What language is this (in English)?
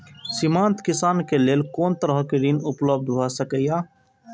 Maithili